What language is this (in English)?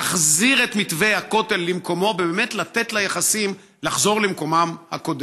Hebrew